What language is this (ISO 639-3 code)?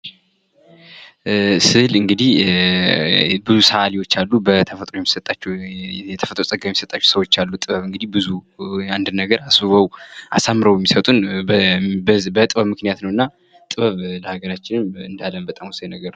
amh